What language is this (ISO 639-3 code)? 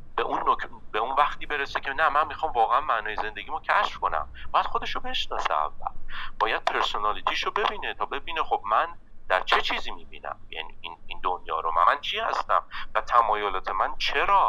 fas